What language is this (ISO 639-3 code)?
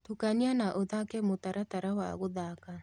kik